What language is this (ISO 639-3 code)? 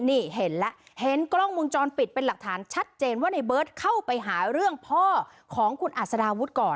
tha